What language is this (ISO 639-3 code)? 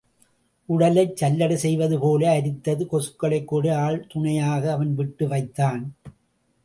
tam